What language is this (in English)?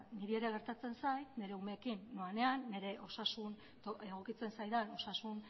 Basque